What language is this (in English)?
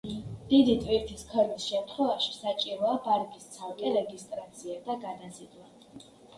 Georgian